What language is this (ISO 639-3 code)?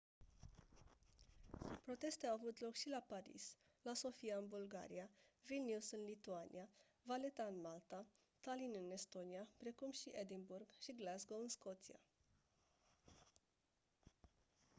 ron